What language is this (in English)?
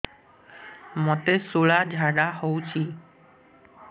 Odia